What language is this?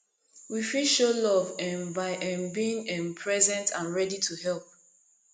Nigerian Pidgin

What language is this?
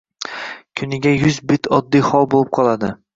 Uzbek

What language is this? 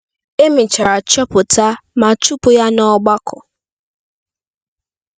Igbo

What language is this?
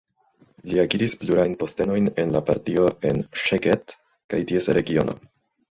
Esperanto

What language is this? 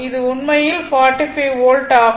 Tamil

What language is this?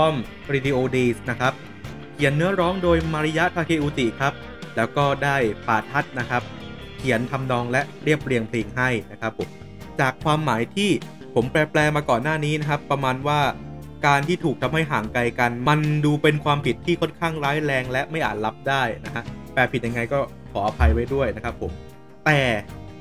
Thai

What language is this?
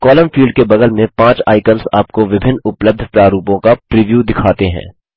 Hindi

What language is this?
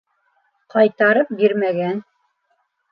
Bashkir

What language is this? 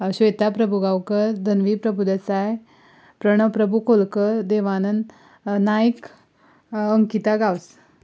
Konkani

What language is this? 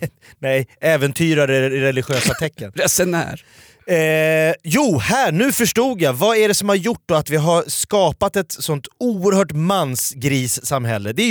Swedish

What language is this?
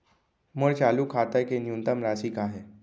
Chhattisgarhi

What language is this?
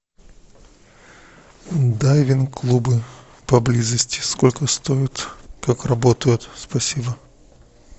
Russian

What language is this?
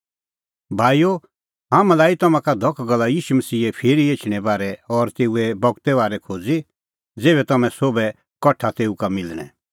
Kullu Pahari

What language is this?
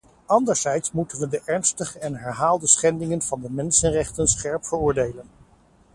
Dutch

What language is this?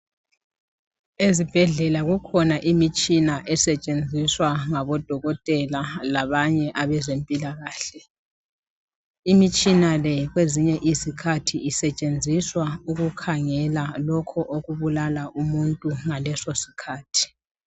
North Ndebele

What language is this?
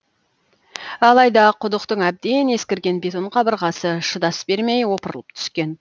Kazakh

